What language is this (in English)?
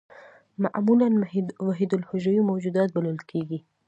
Pashto